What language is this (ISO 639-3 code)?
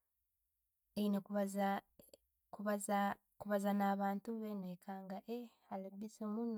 ttj